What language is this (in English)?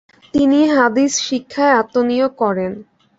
Bangla